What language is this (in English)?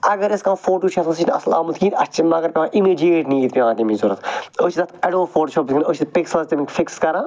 Kashmiri